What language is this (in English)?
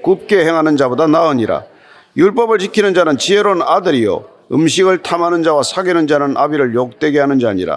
Korean